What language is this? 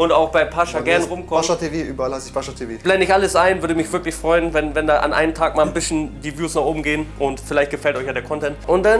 German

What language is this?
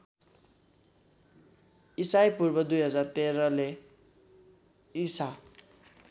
Nepali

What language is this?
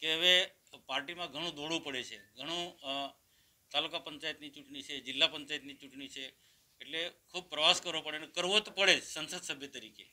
Hindi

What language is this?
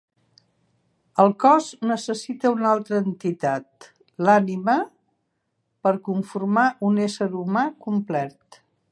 Catalan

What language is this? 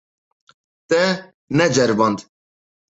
Kurdish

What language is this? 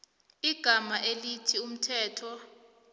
South Ndebele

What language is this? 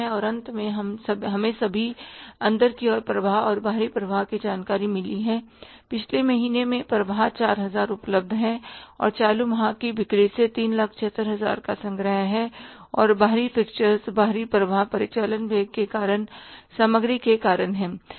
Hindi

